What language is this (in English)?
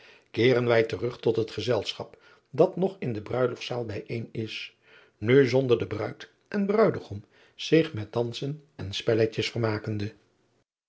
Dutch